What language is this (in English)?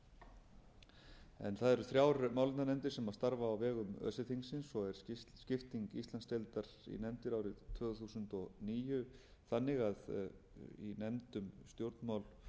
Icelandic